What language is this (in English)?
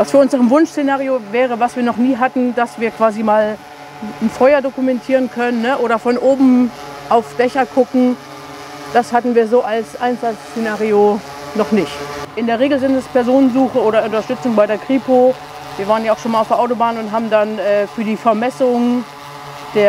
German